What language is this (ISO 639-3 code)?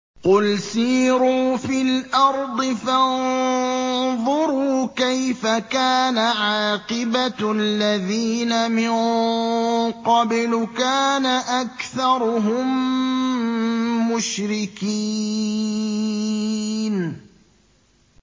ara